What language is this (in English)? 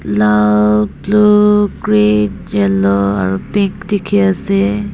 Naga Pidgin